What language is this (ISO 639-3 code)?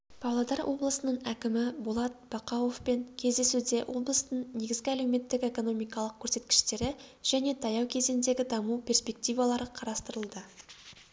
kaz